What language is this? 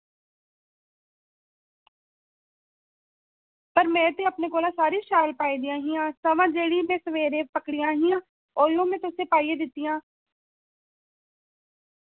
Dogri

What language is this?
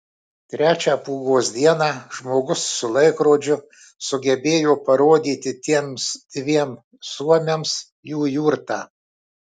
Lithuanian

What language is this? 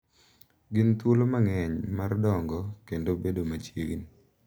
Luo (Kenya and Tanzania)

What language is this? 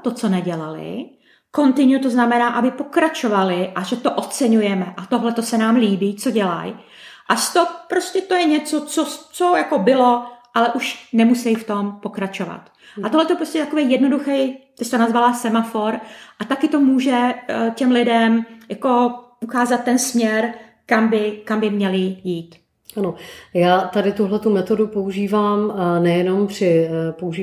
Czech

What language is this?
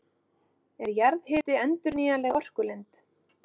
Icelandic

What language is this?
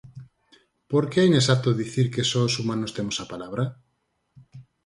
Galician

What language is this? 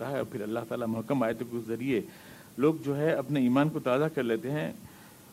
Urdu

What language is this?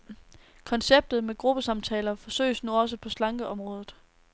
Danish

